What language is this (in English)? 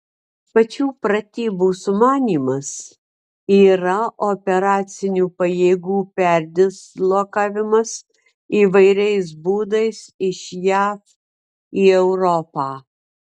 Lithuanian